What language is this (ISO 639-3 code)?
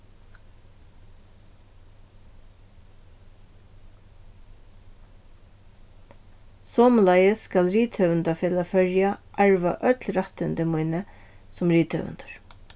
fao